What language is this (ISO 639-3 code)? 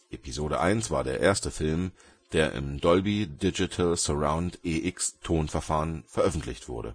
deu